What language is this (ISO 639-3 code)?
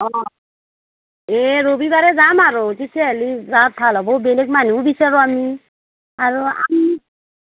asm